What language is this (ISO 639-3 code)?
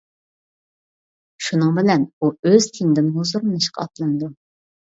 uig